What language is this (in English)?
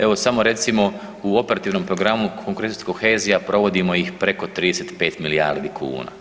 Croatian